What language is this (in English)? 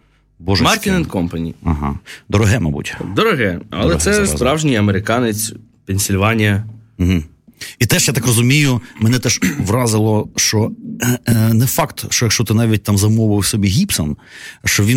Ukrainian